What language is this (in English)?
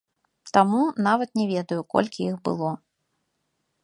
Belarusian